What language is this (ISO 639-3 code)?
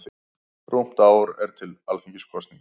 isl